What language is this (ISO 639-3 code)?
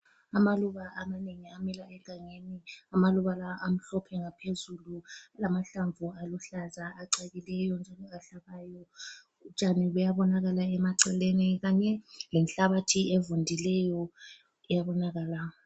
nde